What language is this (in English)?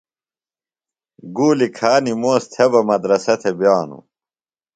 Phalura